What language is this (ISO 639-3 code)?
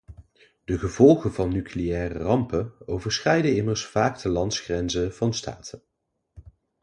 nld